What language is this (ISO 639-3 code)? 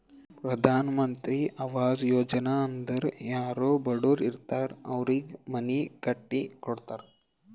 kan